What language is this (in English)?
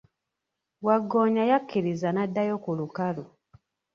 Ganda